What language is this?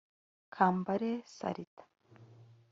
Kinyarwanda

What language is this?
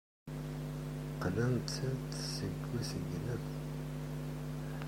Kabyle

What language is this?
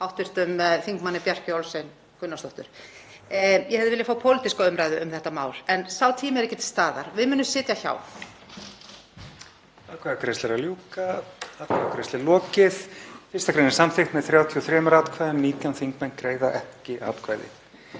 Icelandic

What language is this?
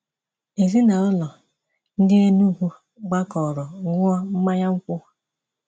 Igbo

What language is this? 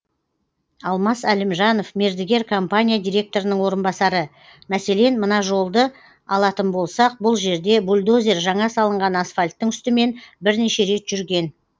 Kazakh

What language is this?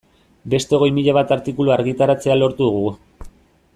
Basque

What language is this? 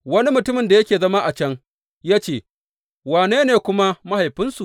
Hausa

